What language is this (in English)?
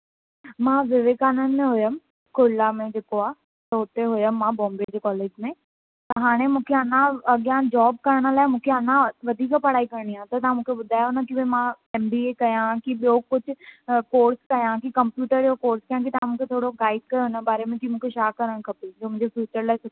Sindhi